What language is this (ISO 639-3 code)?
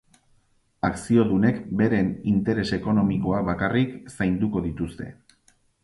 eus